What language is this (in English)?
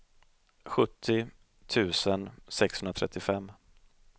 Swedish